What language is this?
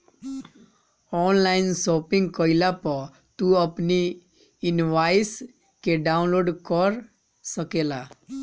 Bhojpuri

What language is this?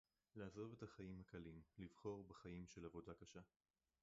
Hebrew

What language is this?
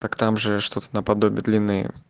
Russian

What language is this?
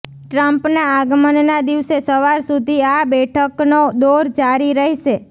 Gujarati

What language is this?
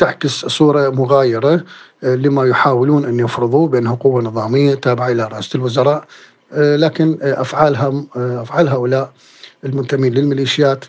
Arabic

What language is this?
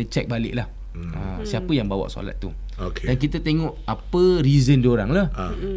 Malay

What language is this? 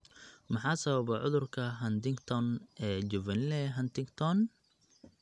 Somali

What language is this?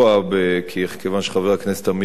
Hebrew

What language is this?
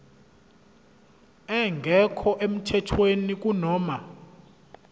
Zulu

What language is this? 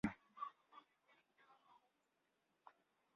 Swahili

